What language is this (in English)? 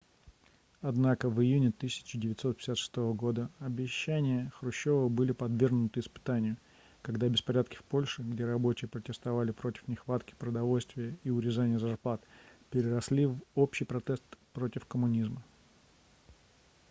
Russian